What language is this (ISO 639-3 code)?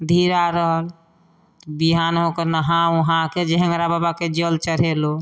mai